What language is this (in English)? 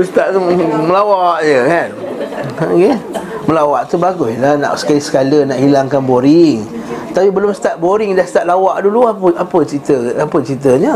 Malay